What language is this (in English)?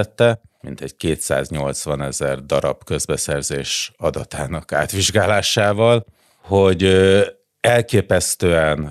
Hungarian